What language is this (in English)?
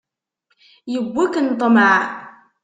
Kabyle